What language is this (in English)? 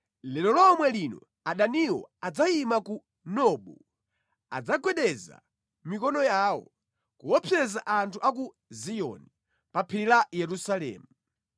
Nyanja